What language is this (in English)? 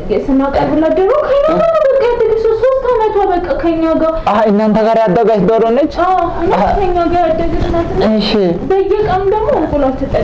Amharic